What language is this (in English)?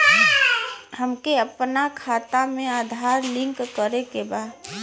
Bhojpuri